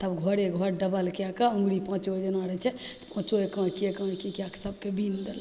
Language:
Maithili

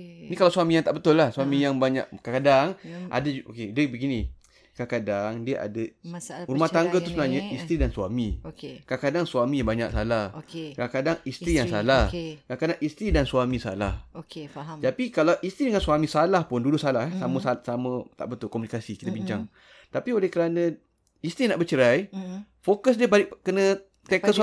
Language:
Malay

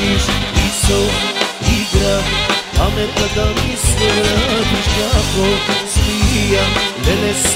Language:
Bulgarian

